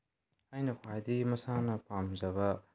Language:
Manipuri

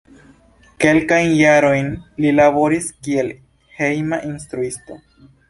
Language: Esperanto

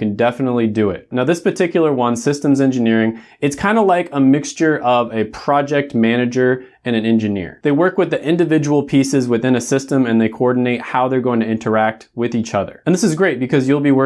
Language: English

